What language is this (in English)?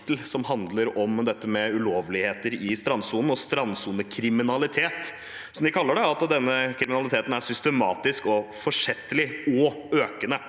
Norwegian